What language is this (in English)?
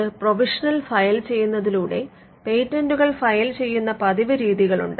Malayalam